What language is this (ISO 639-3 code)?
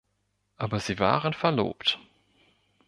deu